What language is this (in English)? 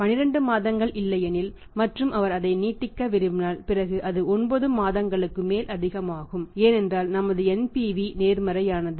Tamil